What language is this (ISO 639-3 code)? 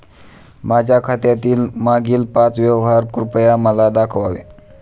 mar